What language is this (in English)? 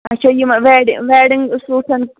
Kashmiri